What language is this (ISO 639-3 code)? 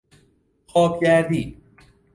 fas